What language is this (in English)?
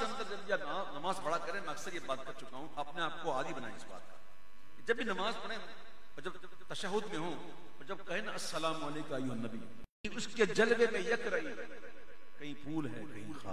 Arabic